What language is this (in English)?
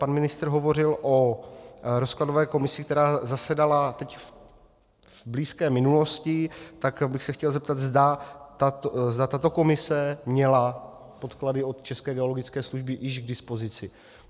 Czech